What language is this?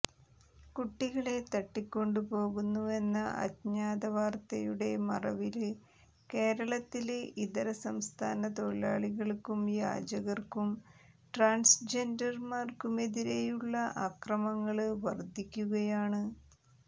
Malayalam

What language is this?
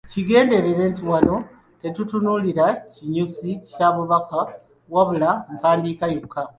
Ganda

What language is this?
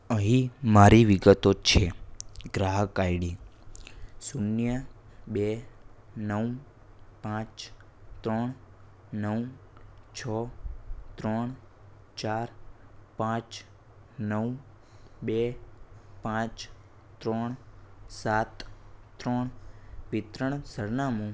Gujarati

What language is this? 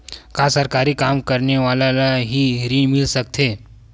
Chhattisgarhi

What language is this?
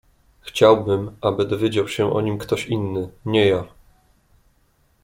Polish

